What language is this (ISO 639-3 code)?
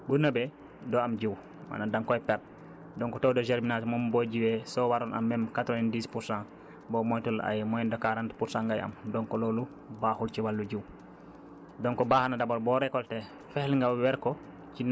wol